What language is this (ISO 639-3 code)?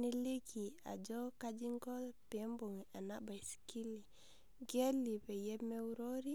mas